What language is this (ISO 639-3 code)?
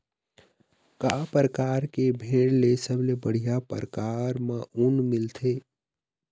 hne